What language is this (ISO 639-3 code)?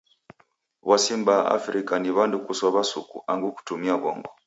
dav